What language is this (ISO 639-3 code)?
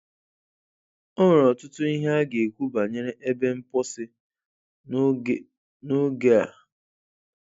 ibo